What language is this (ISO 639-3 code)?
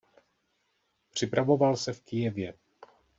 ces